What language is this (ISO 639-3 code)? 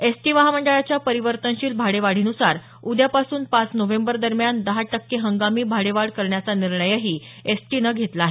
mar